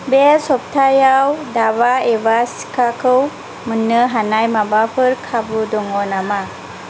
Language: Bodo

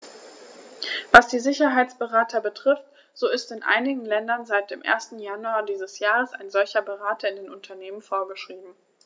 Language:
German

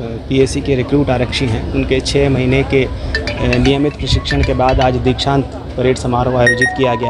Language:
Hindi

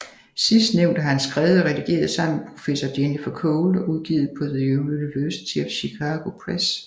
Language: Danish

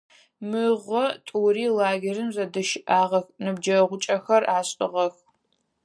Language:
Adyghe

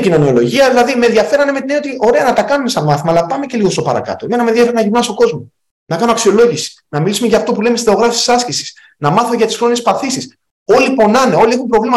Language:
Greek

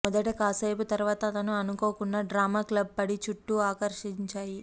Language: Telugu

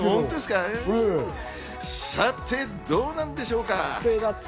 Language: Japanese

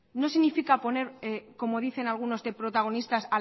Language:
Spanish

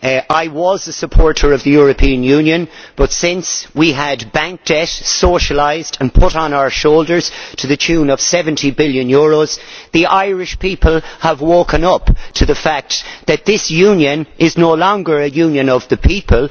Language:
English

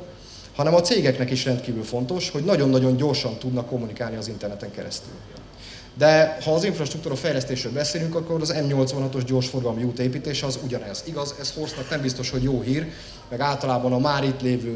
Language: Hungarian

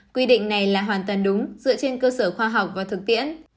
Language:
Vietnamese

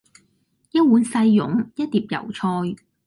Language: Cantonese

